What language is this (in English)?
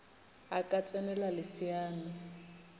Northern Sotho